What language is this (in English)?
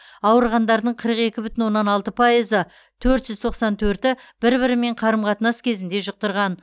Kazakh